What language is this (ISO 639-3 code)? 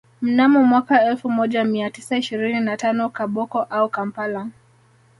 swa